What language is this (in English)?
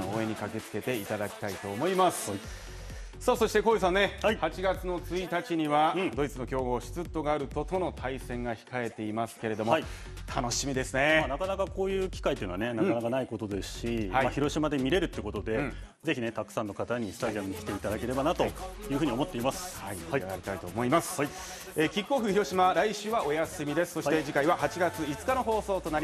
Japanese